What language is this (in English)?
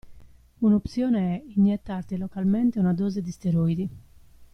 Italian